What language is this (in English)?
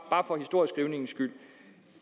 Danish